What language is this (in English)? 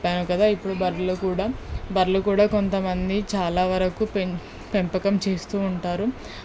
Telugu